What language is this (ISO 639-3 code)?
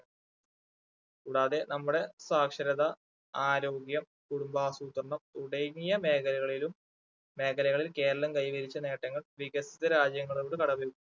mal